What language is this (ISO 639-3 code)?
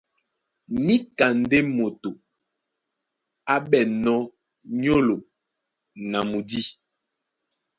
dua